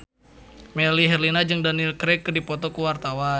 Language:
Sundanese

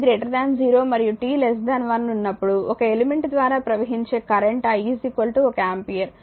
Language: Telugu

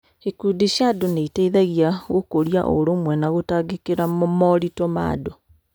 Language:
Kikuyu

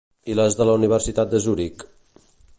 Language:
Catalan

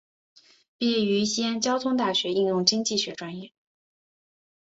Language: Chinese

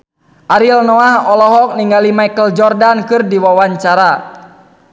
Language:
Sundanese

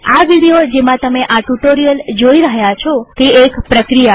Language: Gujarati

